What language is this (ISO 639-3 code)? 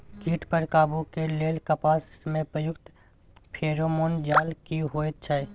mai